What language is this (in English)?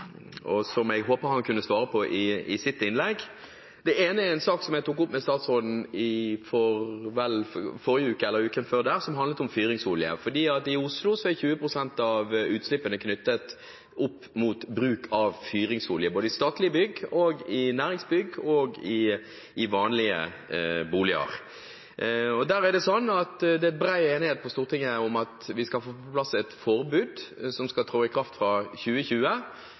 Norwegian Bokmål